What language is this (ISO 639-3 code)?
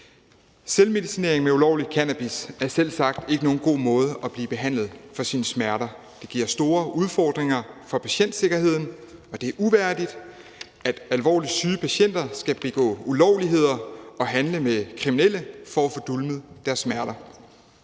dan